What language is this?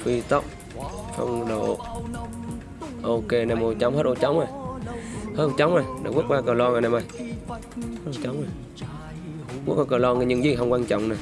Vietnamese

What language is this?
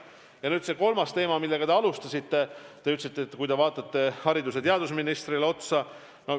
Estonian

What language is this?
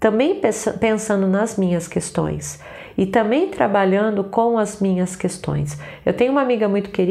Portuguese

